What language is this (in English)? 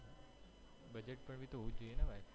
Gujarati